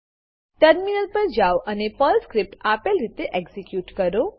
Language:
Gujarati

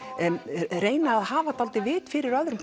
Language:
Icelandic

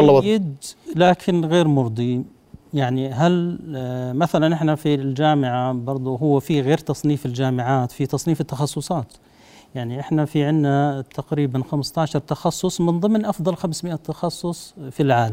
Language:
Arabic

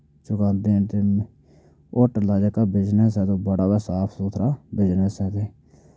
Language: Dogri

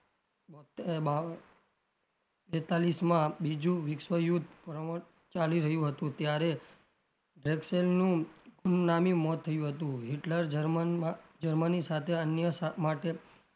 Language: Gujarati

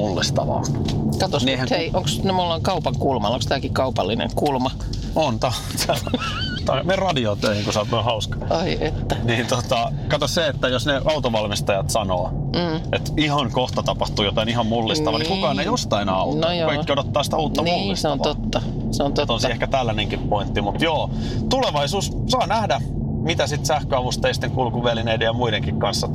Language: Finnish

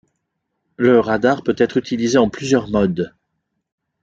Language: French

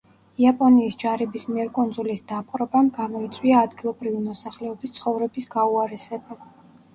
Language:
Georgian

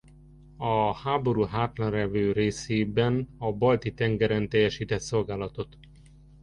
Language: Hungarian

